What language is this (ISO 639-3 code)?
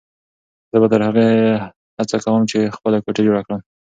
pus